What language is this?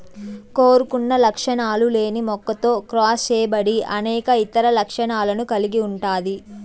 Telugu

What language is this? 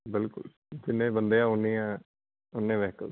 Punjabi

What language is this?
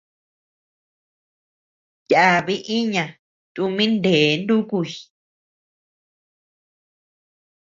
Tepeuxila Cuicatec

